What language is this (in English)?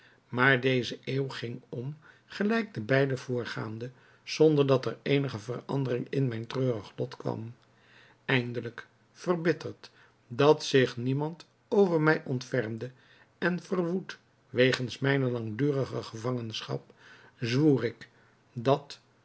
Dutch